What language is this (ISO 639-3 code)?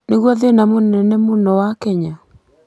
kik